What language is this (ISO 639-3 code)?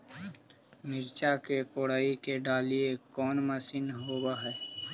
mag